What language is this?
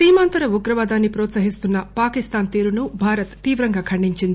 Telugu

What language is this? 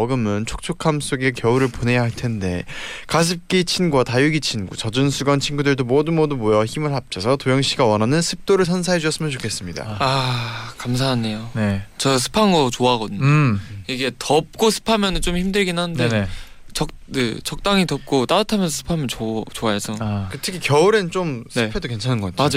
Korean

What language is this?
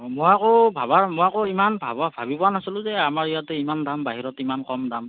Assamese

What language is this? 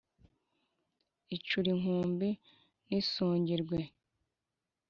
Kinyarwanda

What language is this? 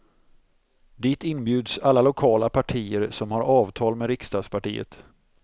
Swedish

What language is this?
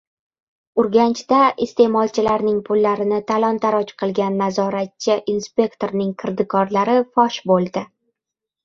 Uzbek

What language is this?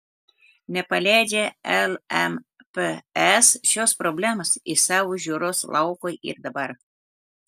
Lithuanian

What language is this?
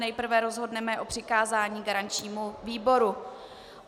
Czech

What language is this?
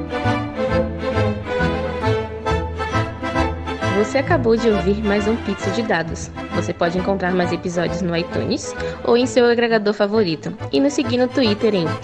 Portuguese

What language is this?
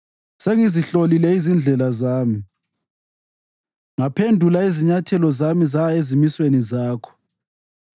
North Ndebele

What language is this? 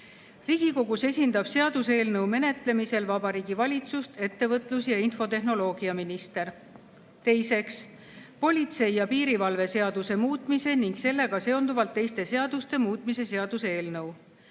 Estonian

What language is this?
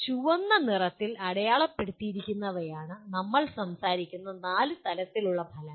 Malayalam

